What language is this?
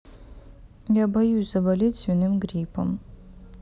Russian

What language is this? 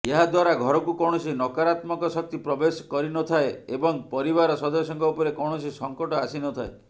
Odia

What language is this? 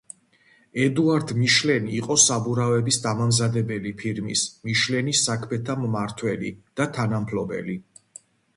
Georgian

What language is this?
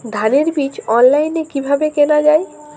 Bangla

